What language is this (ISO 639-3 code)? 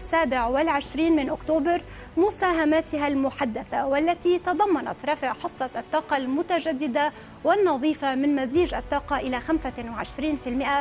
ara